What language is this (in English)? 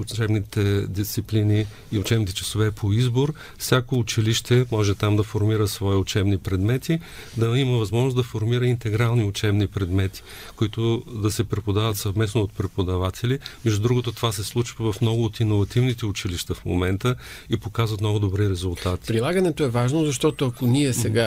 Bulgarian